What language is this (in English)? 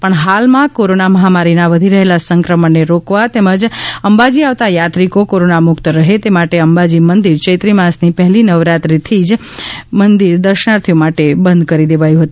Gujarati